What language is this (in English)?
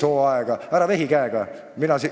Estonian